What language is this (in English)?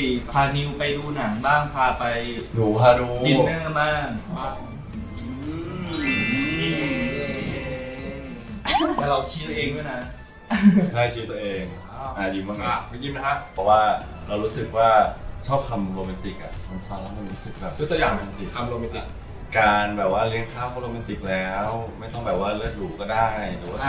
Thai